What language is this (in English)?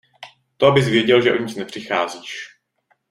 Czech